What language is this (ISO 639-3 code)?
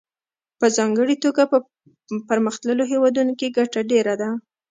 pus